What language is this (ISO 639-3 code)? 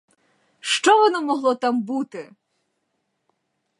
ukr